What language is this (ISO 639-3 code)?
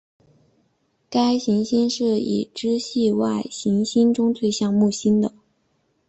zho